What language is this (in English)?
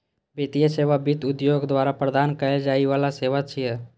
Maithili